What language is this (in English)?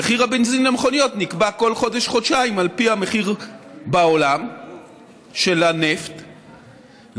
Hebrew